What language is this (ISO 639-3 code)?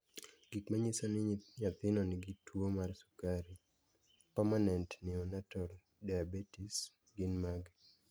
luo